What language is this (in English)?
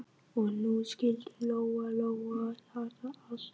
Icelandic